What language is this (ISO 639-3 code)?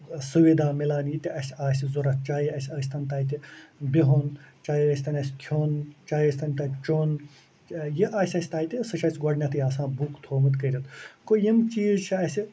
kas